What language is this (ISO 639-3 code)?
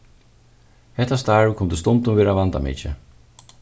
fao